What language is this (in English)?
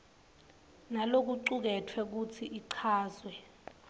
Swati